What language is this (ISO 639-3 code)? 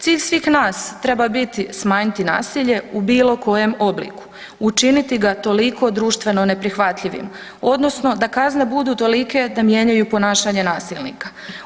hrv